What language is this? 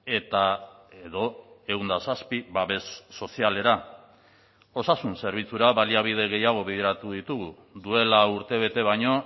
Basque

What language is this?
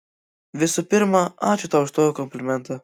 Lithuanian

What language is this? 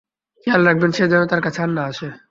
Bangla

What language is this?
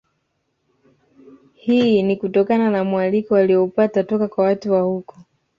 Swahili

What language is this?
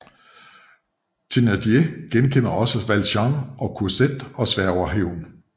Danish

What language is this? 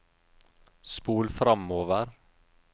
Norwegian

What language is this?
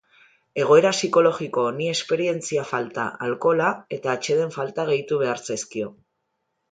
Basque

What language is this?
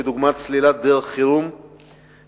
Hebrew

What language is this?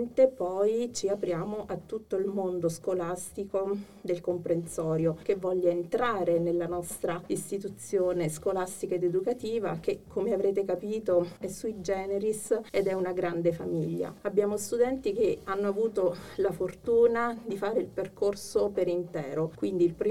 Italian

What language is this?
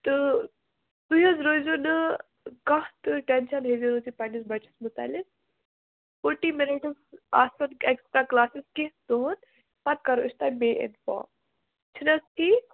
Kashmiri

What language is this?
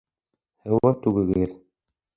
Bashkir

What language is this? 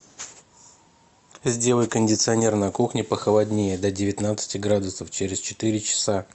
Russian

